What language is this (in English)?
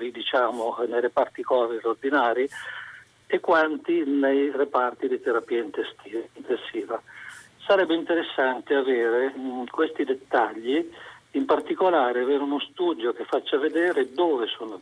Italian